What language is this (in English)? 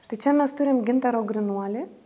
Lithuanian